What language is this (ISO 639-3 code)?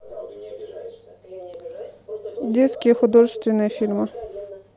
rus